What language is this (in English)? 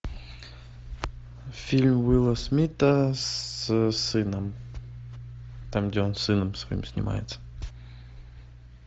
Russian